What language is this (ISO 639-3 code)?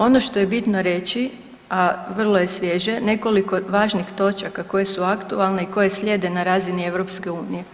hrv